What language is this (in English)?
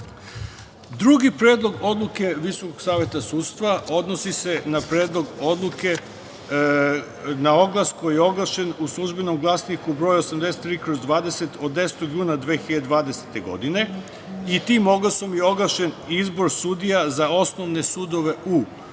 Serbian